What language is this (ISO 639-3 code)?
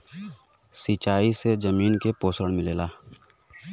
bho